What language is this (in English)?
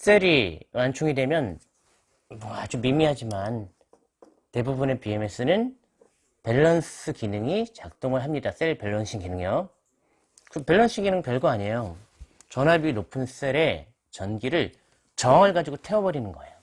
Korean